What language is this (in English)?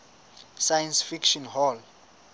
Southern Sotho